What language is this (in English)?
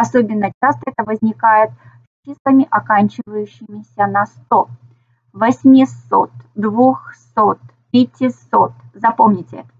Russian